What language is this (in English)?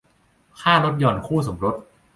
Thai